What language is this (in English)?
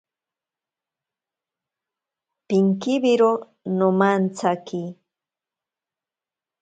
Ashéninka Perené